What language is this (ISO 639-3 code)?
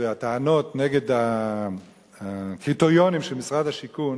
heb